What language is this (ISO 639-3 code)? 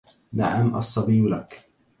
ara